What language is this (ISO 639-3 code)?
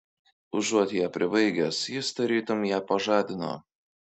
lit